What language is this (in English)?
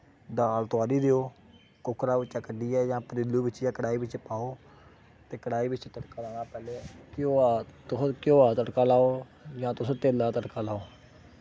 Dogri